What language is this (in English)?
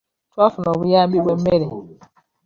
Ganda